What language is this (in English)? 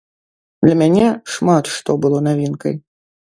Belarusian